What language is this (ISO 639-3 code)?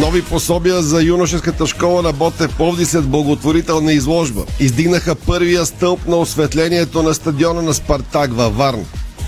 bul